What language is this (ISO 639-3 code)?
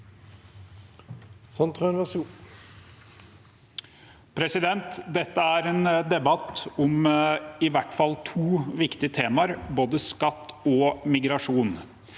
nor